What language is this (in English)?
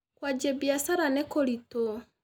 Kikuyu